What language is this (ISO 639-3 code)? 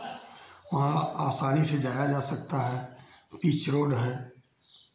hin